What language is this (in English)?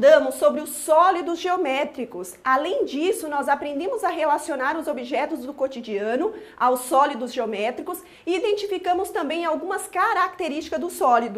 Portuguese